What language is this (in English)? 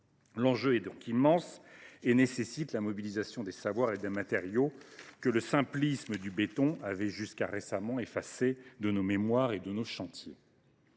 French